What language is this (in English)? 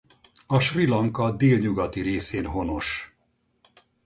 Hungarian